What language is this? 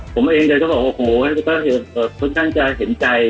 Thai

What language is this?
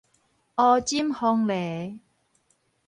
Min Nan Chinese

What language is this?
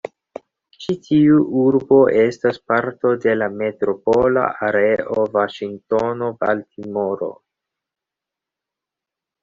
Esperanto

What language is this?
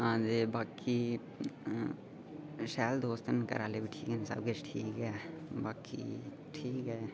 Dogri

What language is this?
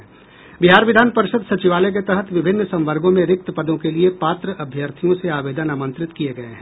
Hindi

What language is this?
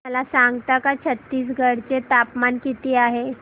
Marathi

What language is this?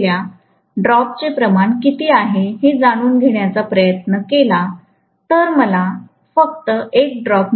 Marathi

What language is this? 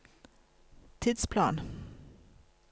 Norwegian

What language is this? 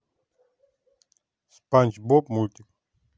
Russian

